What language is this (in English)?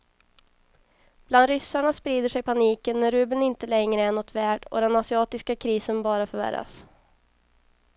Swedish